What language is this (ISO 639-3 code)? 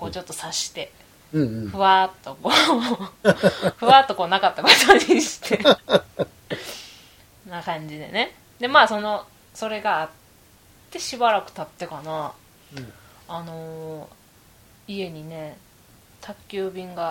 jpn